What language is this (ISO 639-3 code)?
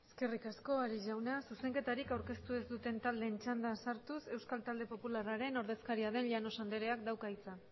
eus